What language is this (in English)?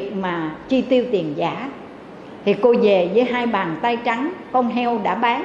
Vietnamese